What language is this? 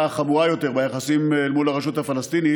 Hebrew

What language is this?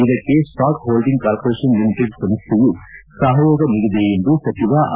Kannada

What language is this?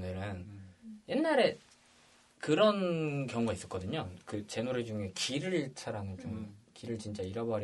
Korean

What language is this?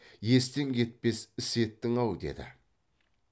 Kazakh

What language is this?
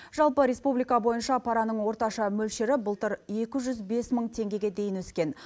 Kazakh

